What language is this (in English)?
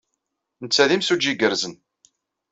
Kabyle